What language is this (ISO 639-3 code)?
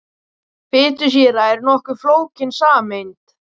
isl